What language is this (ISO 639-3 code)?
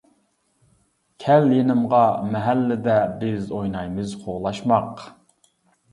uig